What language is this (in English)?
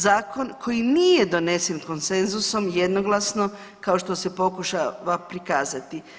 Croatian